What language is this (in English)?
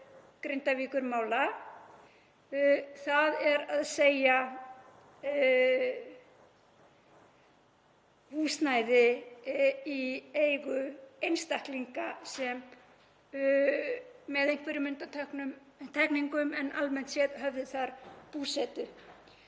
Icelandic